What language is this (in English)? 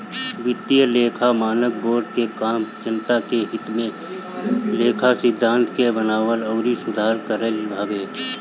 Bhojpuri